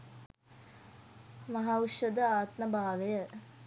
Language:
Sinhala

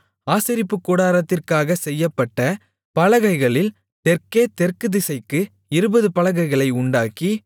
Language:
Tamil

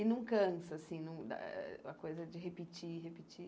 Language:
Portuguese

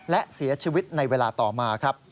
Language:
Thai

